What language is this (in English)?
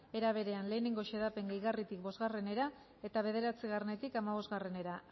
Basque